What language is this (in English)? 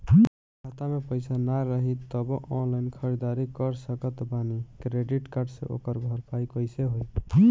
Bhojpuri